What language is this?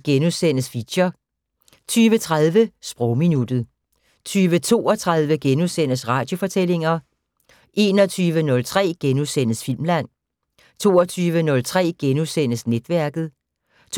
Danish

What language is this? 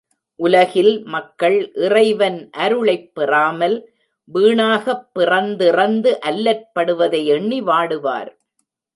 Tamil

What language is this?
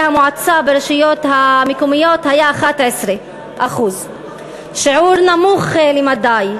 Hebrew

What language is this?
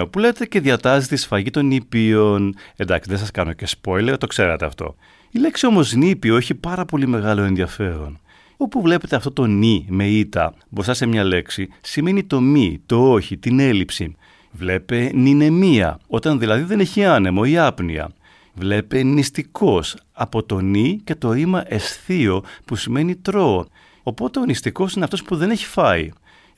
Greek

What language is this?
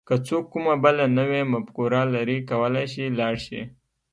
Pashto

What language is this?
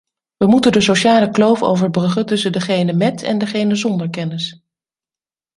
Dutch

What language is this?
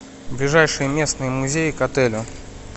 Russian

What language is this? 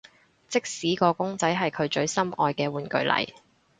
Cantonese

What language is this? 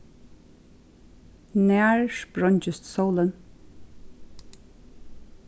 Faroese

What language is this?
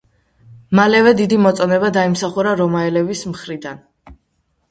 Georgian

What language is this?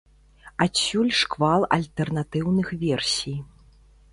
Belarusian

